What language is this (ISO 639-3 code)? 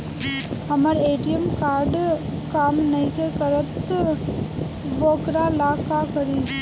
bho